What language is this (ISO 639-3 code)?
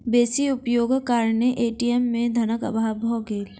mai